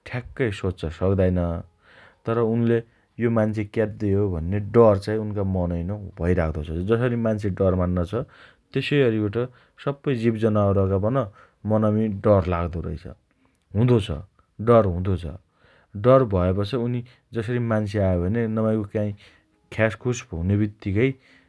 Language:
Dotyali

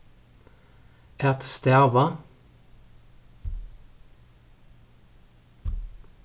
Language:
Faroese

